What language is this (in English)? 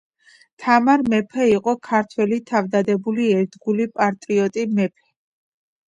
Georgian